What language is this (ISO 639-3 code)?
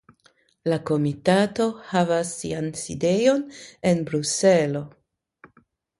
epo